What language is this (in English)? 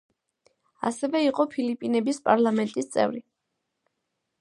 Georgian